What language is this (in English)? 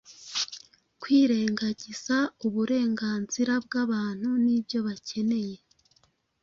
Kinyarwanda